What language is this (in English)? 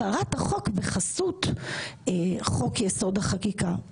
Hebrew